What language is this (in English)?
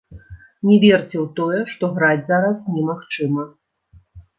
Belarusian